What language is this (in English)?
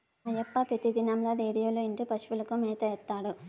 Telugu